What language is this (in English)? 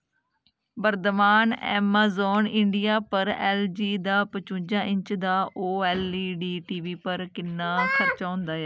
Dogri